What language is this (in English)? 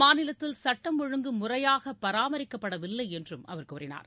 Tamil